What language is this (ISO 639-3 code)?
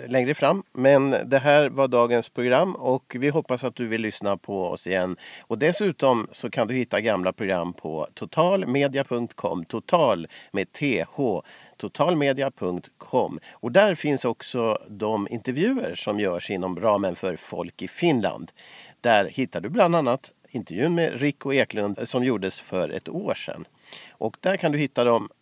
swe